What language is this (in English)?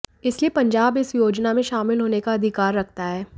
Hindi